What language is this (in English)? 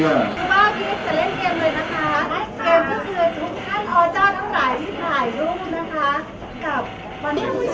Thai